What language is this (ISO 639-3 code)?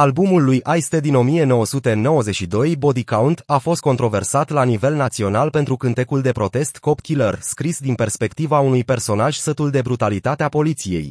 ron